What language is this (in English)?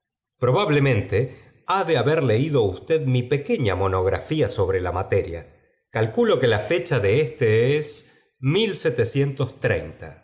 Spanish